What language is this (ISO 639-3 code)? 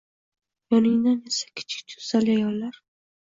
uzb